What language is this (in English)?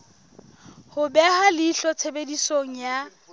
Southern Sotho